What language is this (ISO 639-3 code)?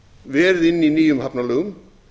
isl